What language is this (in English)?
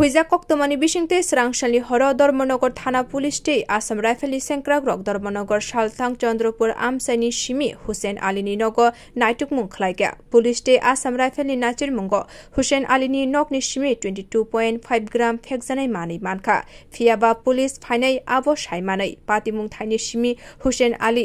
Bangla